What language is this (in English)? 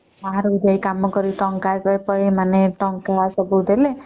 Odia